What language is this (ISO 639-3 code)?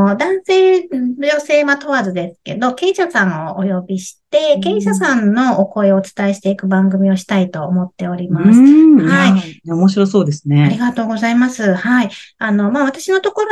jpn